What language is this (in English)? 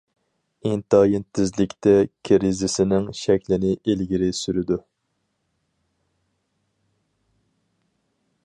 Uyghur